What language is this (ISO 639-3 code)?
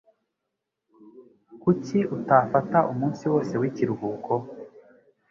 kin